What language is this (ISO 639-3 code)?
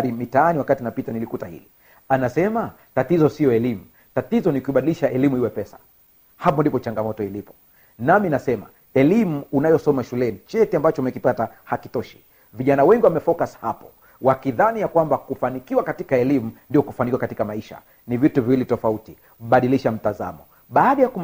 swa